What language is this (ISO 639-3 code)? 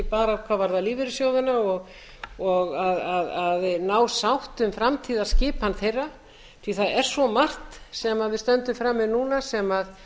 isl